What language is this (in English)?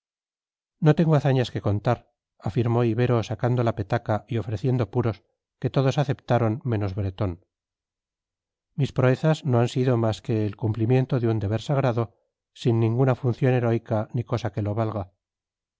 Spanish